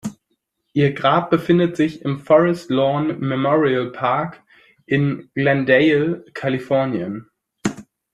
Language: German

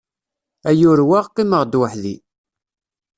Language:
Kabyle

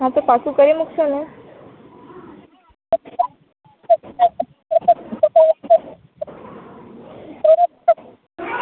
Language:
Gujarati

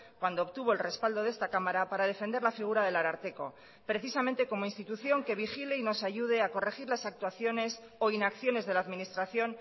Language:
Spanish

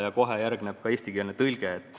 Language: Estonian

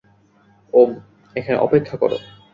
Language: Bangla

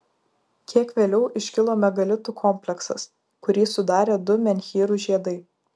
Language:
Lithuanian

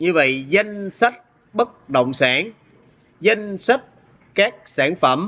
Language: Vietnamese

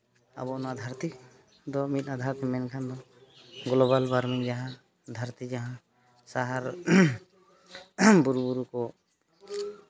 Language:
Santali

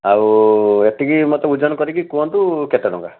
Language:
Odia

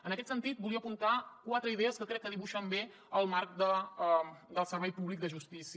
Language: Catalan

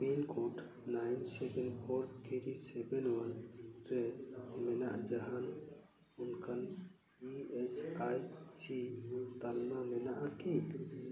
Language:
Santali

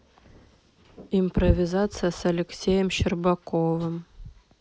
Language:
Russian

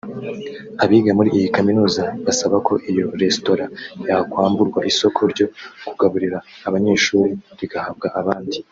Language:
Kinyarwanda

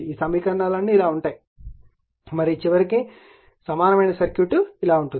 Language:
Telugu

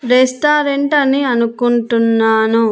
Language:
Telugu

